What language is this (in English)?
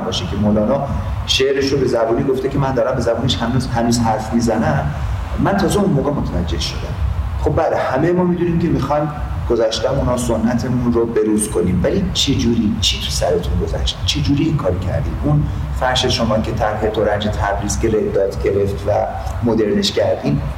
Persian